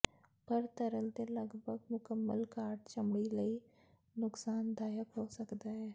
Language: Punjabi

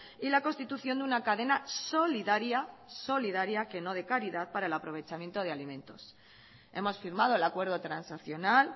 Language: Spanish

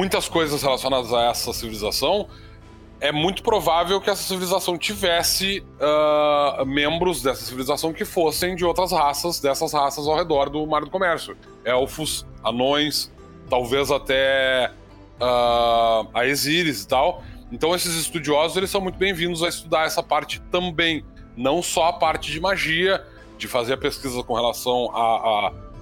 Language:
Portuguese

